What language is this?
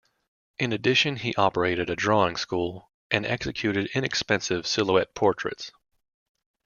English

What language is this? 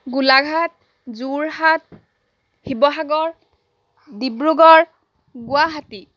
Assamese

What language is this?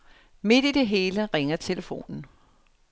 Danish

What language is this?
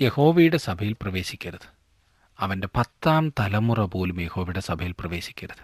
Malayalam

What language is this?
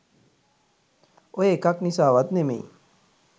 Sinhala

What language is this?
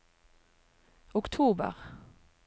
Norwegian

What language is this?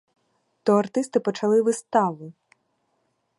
Ukrainian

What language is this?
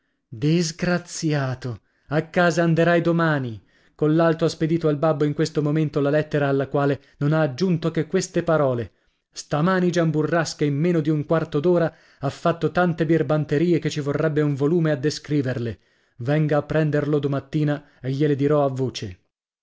Italian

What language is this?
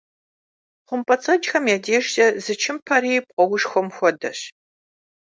Kabardian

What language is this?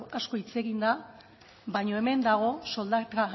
Basque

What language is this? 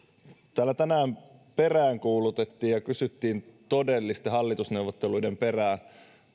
Finnish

